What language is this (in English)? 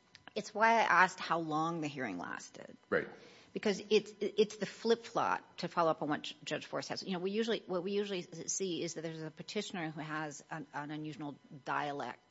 English